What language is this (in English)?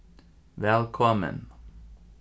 Faroese